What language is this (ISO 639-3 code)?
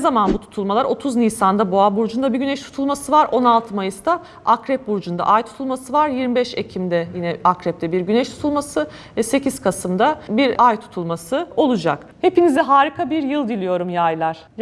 tur